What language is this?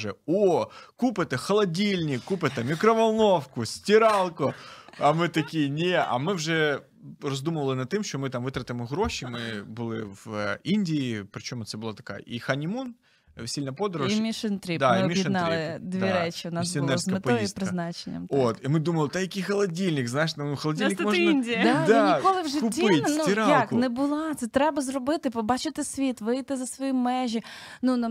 Ukrainian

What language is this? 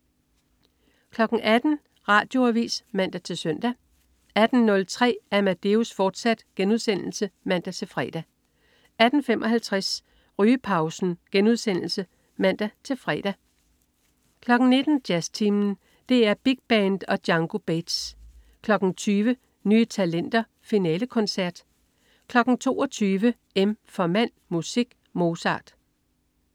Danish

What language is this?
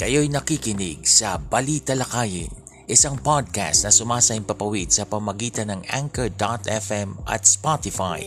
Filipino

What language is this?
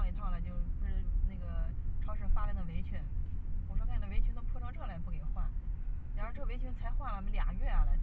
Chinese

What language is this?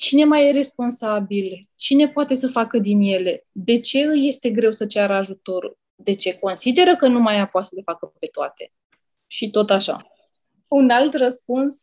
Romanian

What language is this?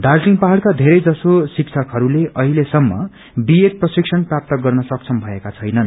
Nepali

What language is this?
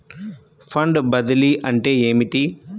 Telugu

